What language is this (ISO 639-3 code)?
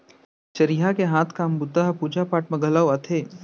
hne